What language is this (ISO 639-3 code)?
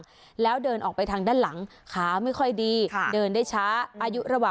tha